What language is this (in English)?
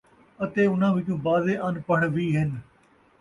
Saraiki